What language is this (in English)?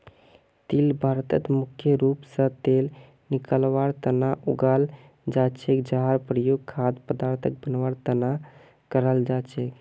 Magahi